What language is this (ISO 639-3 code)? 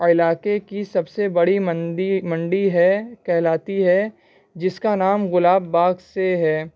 urd